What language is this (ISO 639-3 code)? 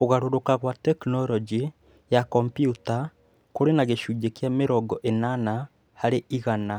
kik